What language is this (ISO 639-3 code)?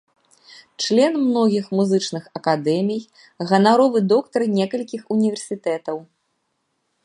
bel